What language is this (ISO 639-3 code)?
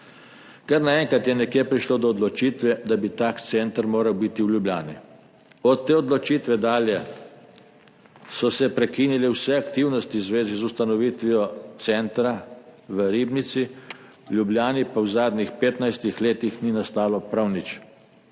slv